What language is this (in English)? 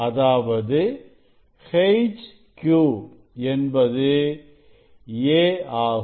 Tamil